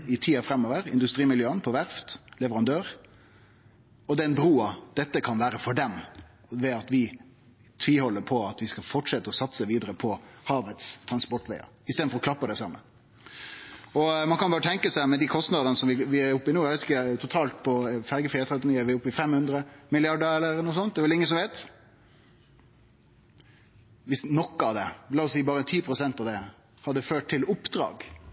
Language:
Norwegian Nynorsk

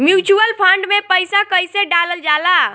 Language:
Bhojpuri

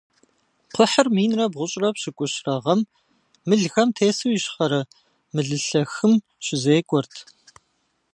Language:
Kabardian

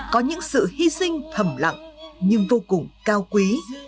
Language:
Vietnamese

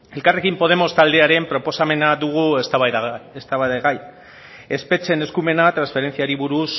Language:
Basque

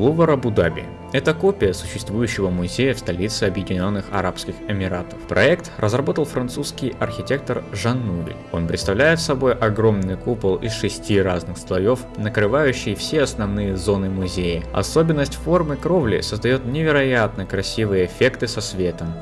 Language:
Russian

